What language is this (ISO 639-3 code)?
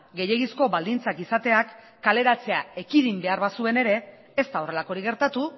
eus